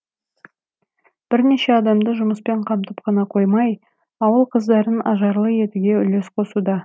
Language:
Kazakh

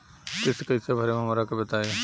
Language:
Bhojpuri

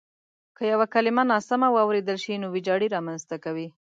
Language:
Pashto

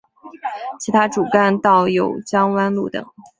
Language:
Chinese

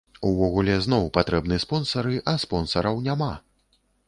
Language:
Belarusian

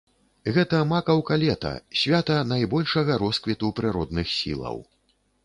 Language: Belarusian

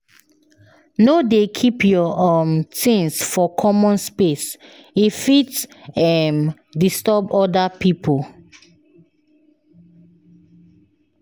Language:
Nigerian Pidgin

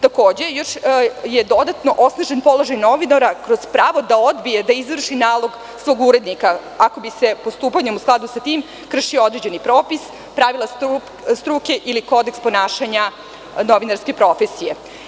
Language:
Serbian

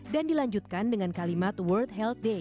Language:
Indonesian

